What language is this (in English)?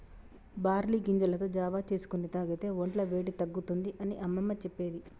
Telugu